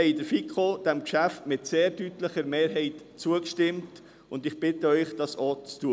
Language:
Swiss German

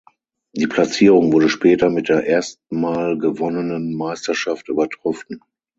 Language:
German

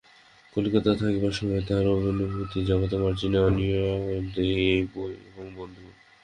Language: Bangla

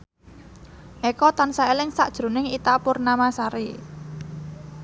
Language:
Javanese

